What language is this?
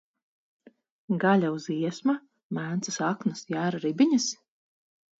Latvian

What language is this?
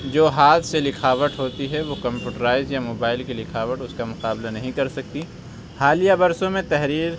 Urdu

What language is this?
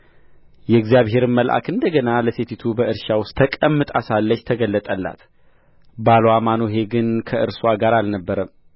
Amharic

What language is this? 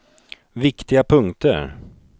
Swedish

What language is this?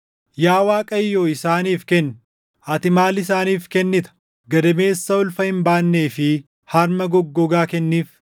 Oromo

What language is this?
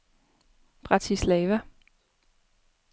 Danish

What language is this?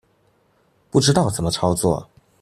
Chinese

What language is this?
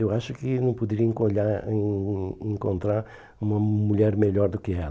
Portuguese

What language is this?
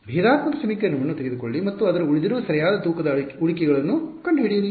Kannada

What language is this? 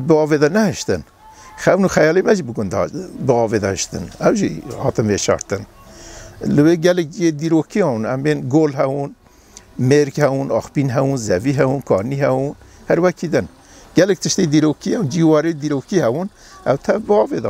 Persian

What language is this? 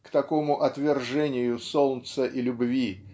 Russian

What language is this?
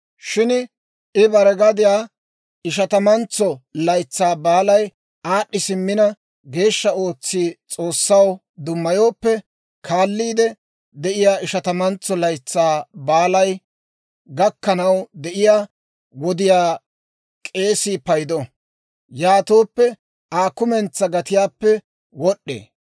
Dawro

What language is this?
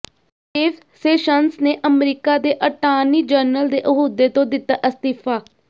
Punjabi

